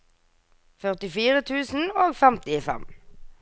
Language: Norwegian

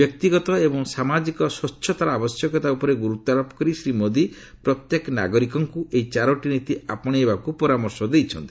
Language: Odia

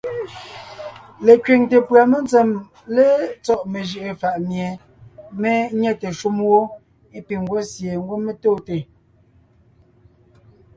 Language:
Ngiemboon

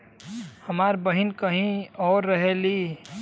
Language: Bhojpuri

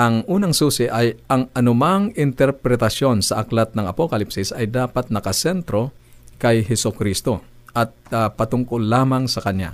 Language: Filipino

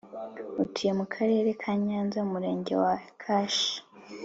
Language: Kinyarwanda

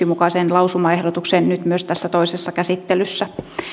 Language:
Finnish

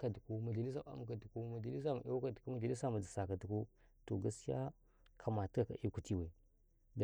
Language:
Karekare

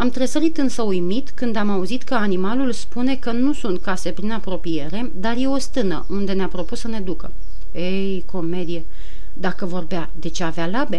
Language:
Romanian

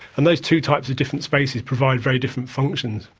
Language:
English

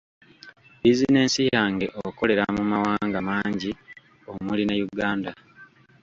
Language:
Ganda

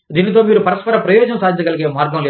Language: Telugu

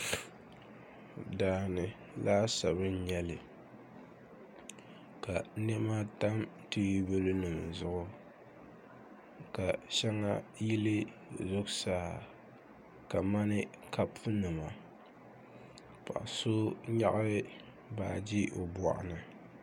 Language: Dagbani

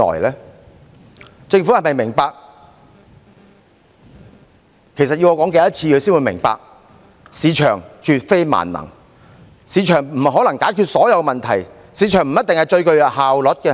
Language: Cantonese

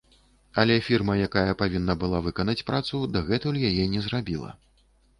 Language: Belarusian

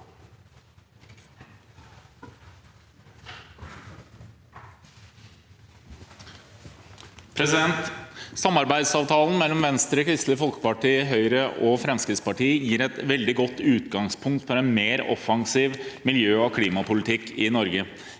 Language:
Norwegian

